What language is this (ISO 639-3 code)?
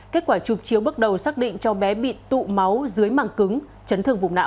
vie